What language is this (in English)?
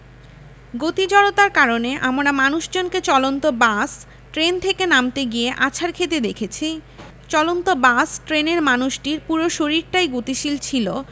Bangla